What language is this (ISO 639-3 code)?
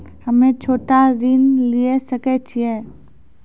mai